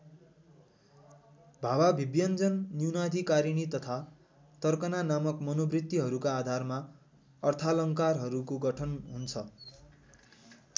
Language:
Nepali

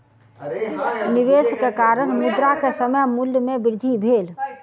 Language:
Maithili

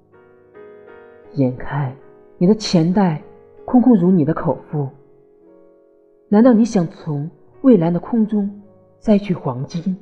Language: Chinese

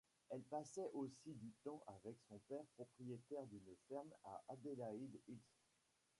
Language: French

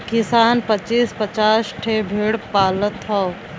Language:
Bhojpuri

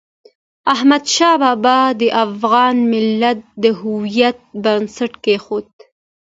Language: Pashto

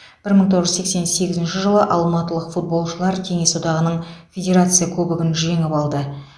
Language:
Kazakh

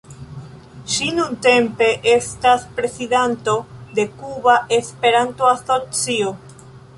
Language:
Esperanto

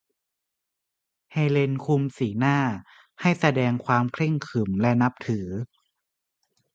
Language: Thai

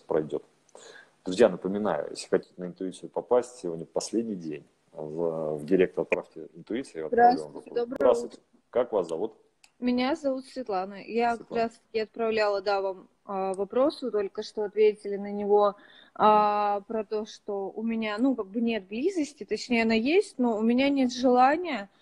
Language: Russian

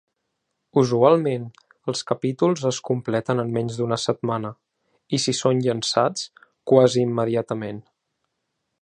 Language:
Catalan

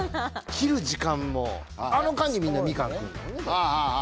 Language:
Japanese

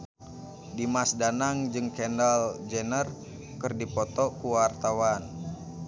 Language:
Sundanese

